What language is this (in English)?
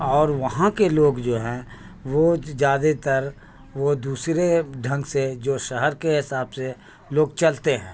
Urdu